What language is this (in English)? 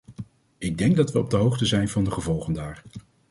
Dutch